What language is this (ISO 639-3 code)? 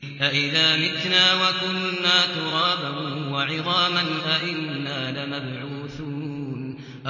ara